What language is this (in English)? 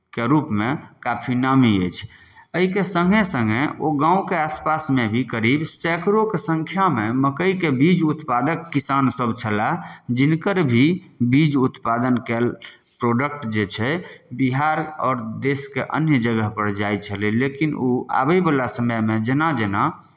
Maithili